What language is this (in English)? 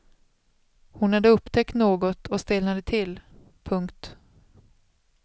Swedish